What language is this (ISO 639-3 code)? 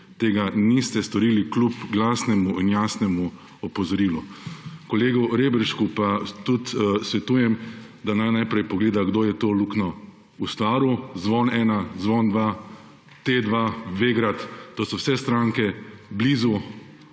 slv